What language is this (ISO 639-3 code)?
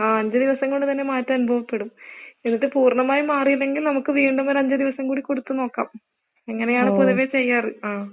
mal